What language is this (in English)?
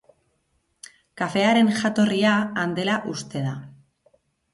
Basque